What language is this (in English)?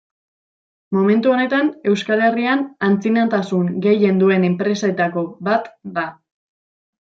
Basque